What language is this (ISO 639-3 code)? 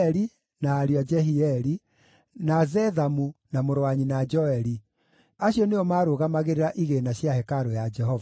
kik